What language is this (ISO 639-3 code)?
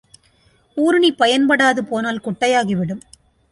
tam